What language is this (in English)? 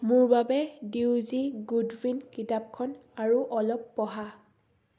Assamese